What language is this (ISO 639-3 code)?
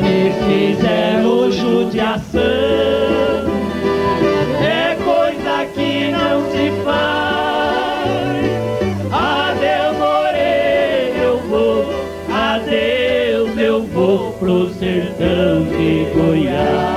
por